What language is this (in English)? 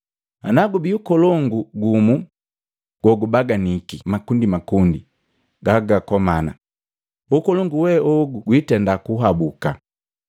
Matengo